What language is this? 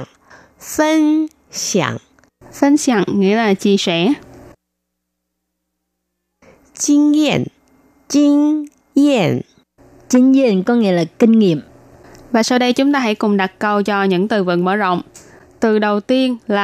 Vietnamese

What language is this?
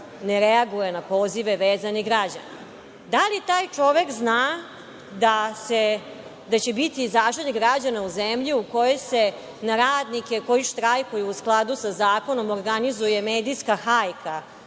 Serbian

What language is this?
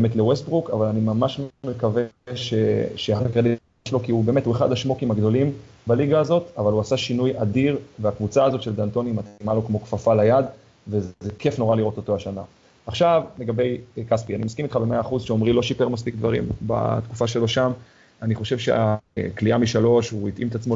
Hebrew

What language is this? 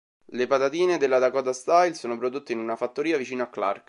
Italian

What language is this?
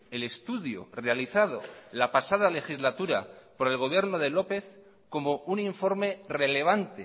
Spanish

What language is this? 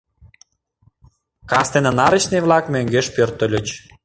Mari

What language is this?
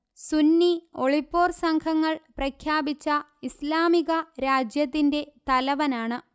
Malayalam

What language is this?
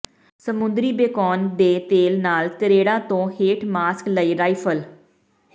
Punjabi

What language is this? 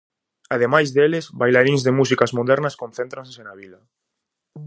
Galician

